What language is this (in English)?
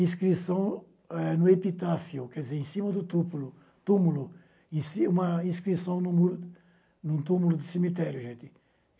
Portuguese